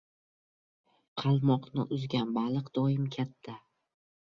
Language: Uzbek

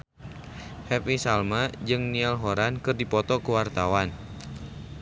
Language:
Sundanese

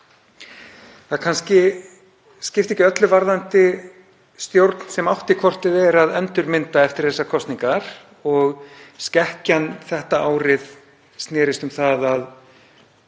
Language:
Icelandic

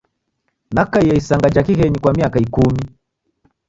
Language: Taita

